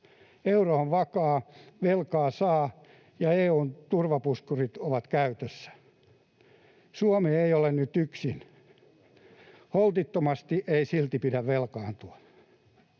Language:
Finnish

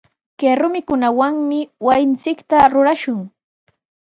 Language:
Sihuas Ancash Quechua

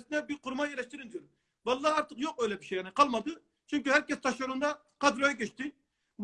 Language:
Turkish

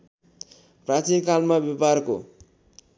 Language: Nepali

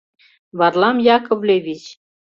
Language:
Mari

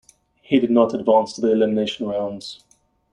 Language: English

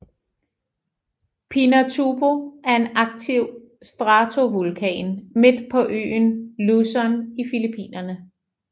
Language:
Danish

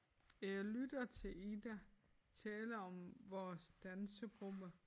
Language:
Danish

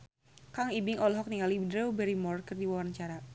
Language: Sundanese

